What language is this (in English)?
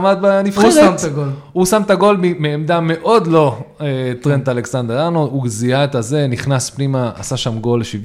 Hebrew